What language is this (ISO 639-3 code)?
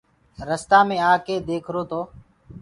ggg